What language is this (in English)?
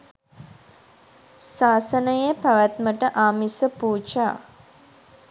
Sinhala